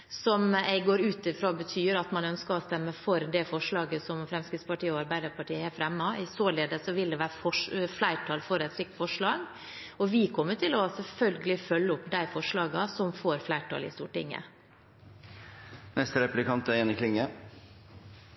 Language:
Norwegian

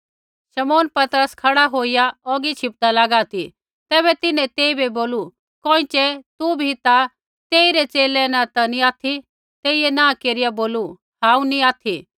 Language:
Kullu Pahari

